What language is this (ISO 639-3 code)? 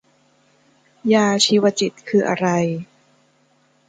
tha